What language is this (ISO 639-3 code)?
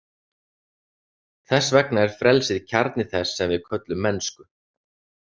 isl